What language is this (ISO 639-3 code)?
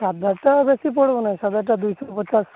ori